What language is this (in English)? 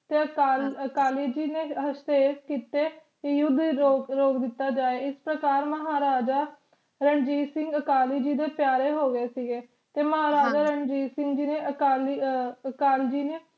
Punjabi